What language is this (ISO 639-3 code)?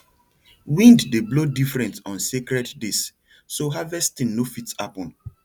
pcm